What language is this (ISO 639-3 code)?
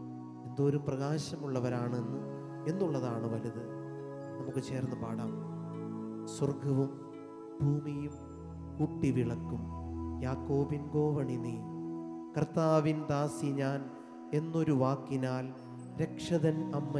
mal